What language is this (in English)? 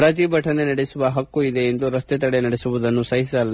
Kannada